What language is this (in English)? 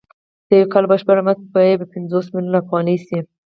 Pashto